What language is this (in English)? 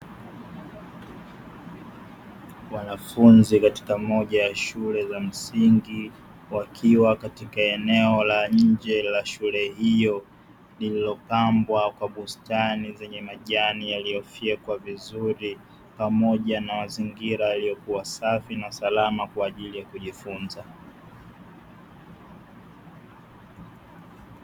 Swahili